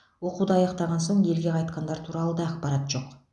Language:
Kazakh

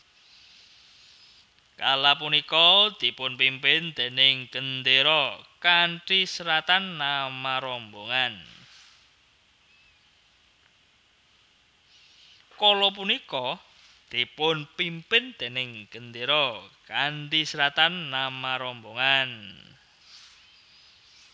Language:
Javanese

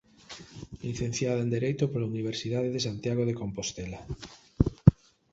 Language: Galician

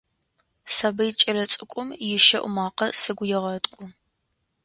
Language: Adyghe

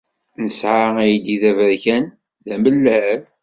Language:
Kabyle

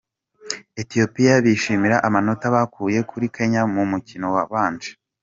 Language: Kinyarwanda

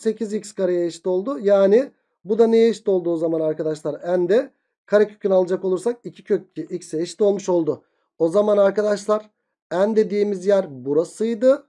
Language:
Turkish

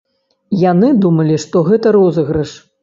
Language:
Belarusian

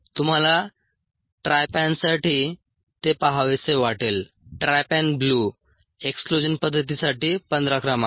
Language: Marathi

